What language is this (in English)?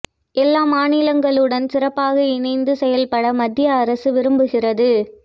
Tamil